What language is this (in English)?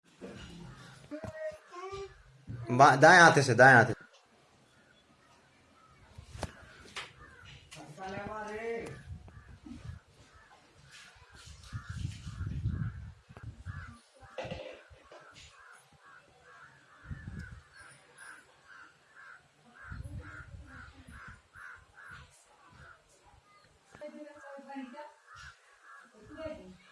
Hindi